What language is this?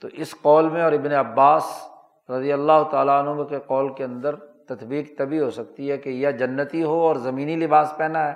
Urdu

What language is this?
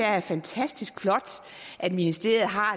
Danish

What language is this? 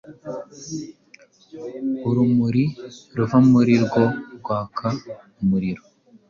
Kinyarwanda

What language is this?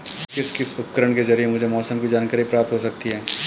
Hindi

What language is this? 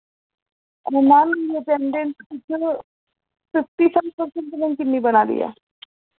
Dogri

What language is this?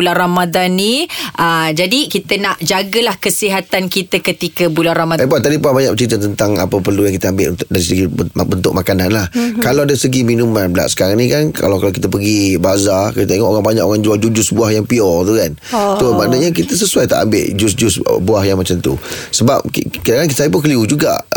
Malay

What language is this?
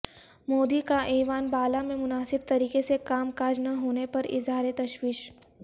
Urdu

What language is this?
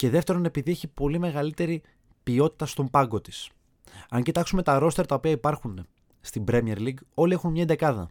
Greek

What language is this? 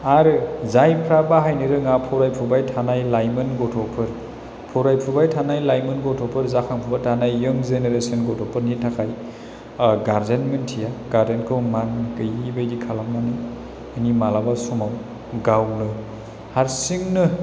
Bodo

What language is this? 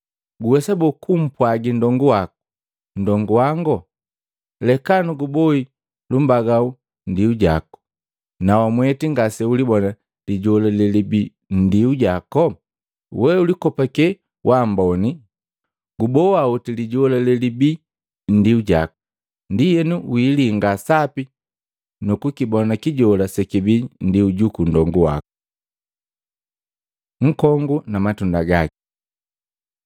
Matengo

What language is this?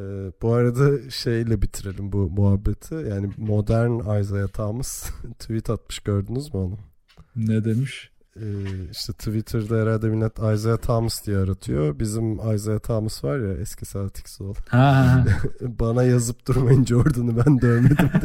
Turkish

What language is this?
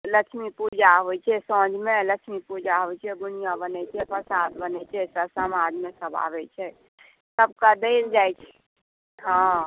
Maithili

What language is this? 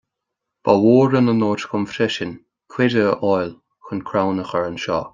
Irish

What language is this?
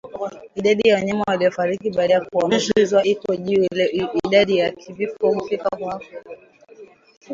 Swahili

